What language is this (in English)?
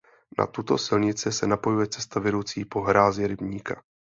Czech